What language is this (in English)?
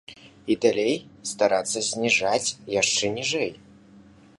Belarusian